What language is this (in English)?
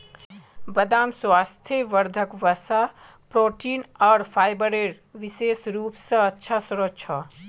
Magahi